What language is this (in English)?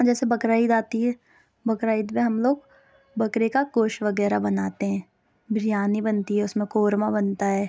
Urdu